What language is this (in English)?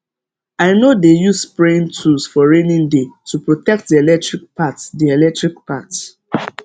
Nigerian Pidgin